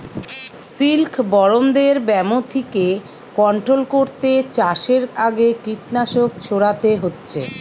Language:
Bangla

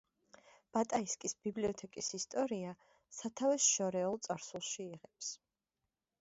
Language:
Georgian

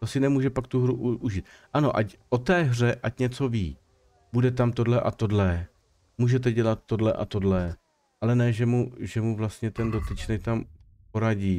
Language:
Czech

